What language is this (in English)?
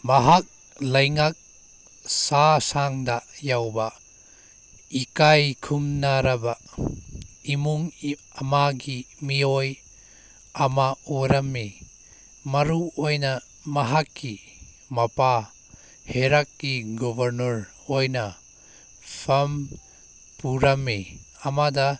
Manipuri